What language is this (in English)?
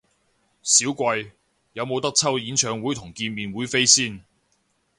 Cantonese